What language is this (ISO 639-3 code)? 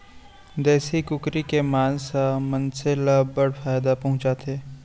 hne